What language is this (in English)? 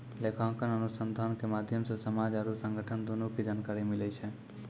Maithili